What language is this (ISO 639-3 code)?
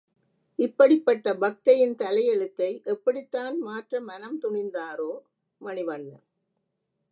tam